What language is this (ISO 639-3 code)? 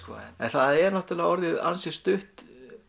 isl